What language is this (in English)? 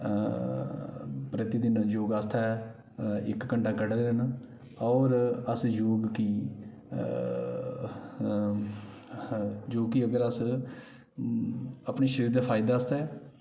Dogri